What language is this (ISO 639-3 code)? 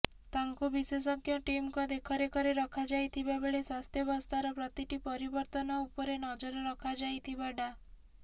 ori